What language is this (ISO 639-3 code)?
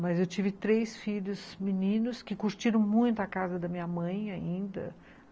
por